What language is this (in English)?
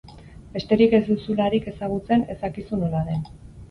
Basque